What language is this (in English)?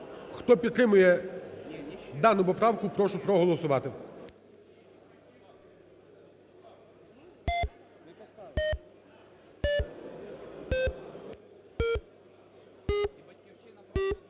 Ukrainian